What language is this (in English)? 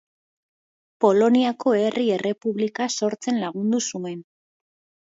Basque